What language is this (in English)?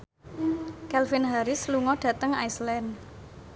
Javanese